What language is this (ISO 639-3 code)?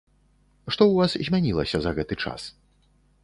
bel